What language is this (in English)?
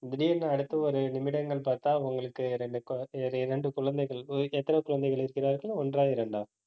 Tamil